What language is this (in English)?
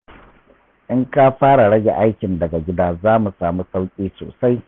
Hausa